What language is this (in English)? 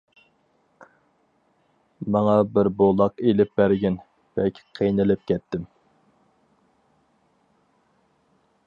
Uyghur